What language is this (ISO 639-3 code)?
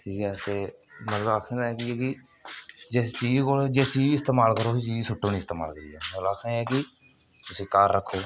doi